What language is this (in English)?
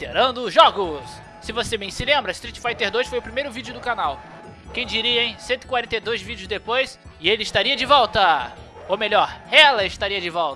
Portuguese